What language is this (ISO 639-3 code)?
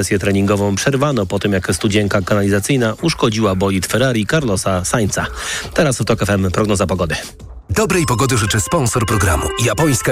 pol